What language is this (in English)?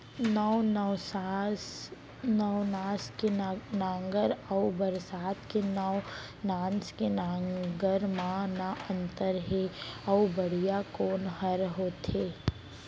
Chhattisgarhi